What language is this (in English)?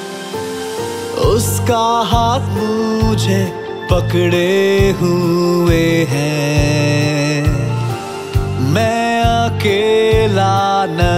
Romanian